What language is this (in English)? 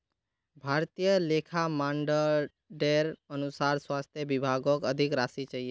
Magahi